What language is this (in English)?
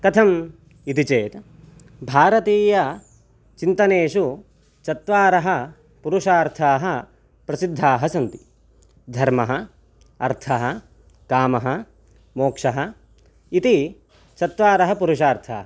Sanskrit